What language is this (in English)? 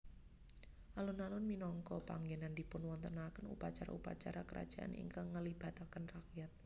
Javanese